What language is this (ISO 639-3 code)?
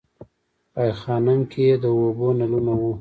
pus